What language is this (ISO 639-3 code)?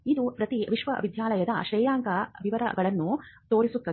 kan